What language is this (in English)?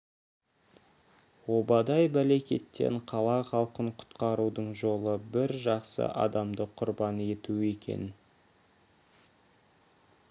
Kazakh